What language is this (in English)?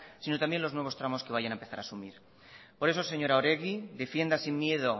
Spanish